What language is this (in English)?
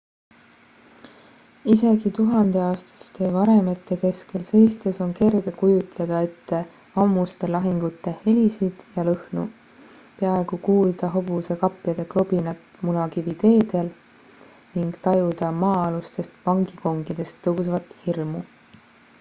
Estonian